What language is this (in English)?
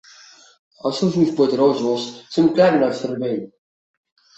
Catalan